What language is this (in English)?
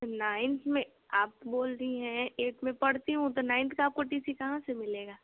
Hindi